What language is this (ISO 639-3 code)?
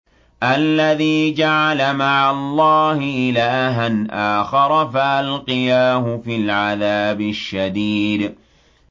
ara